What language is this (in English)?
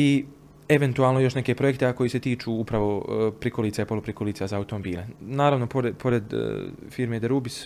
Croatian